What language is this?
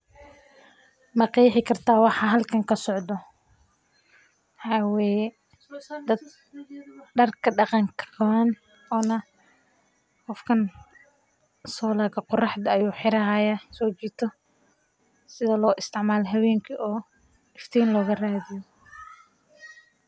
Somali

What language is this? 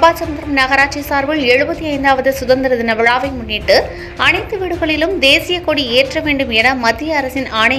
Indonesian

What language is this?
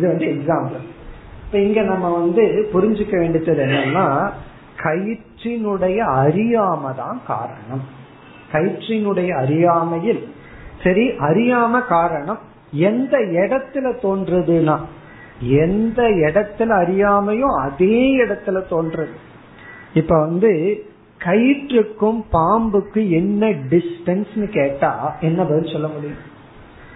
Tamil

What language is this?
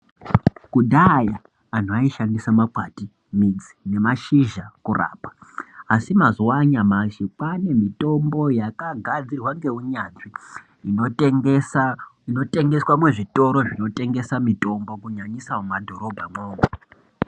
Ndau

